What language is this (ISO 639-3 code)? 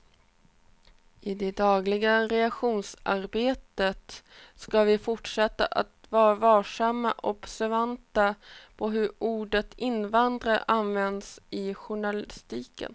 swe